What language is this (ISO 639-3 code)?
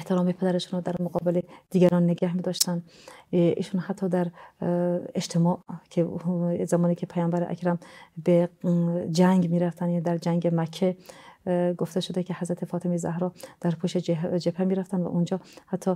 fas